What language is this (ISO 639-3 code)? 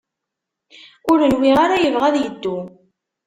kab